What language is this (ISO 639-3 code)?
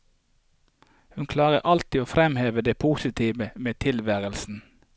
nor